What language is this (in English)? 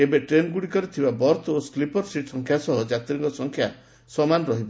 Odia